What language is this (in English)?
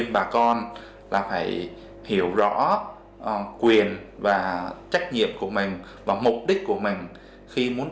Vietnamese